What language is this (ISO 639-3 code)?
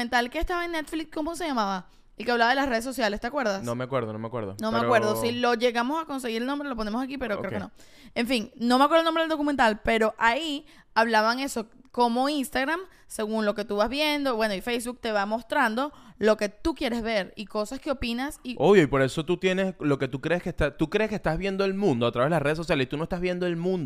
spa